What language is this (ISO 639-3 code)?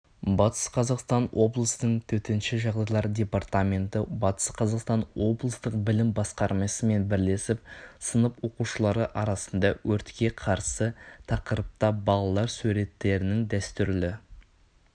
kaz